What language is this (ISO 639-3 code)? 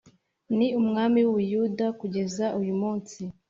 kin